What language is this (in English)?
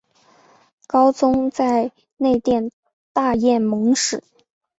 Chinese